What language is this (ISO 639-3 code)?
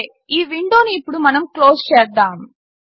tel